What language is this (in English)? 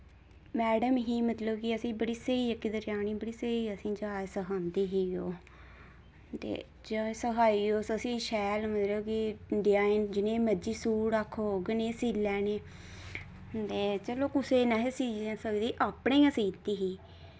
Dogri